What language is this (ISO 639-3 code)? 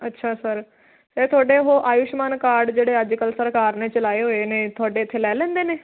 pan